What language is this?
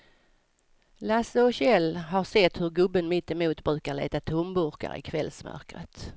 Swedish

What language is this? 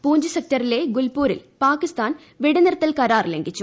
Malayalam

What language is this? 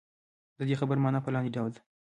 Pashto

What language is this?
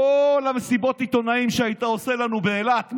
Hebrew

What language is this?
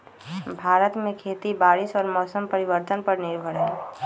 Magahi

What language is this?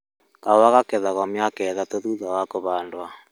Kikuyu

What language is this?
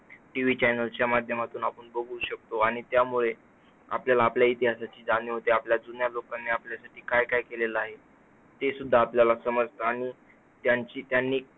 Marathi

